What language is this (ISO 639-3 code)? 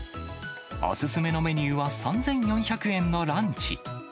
jpn